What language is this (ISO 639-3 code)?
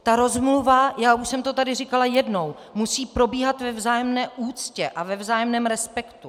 ces